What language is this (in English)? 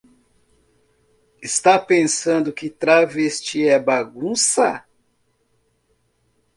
Portuguese